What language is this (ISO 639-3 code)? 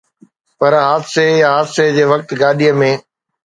snd